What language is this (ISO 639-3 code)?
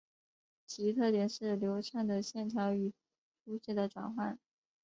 zho